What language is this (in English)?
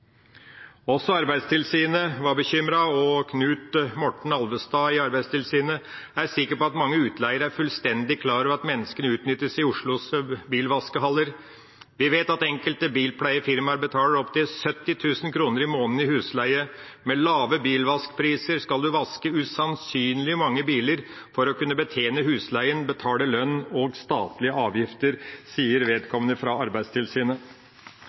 Norwegian Bokmål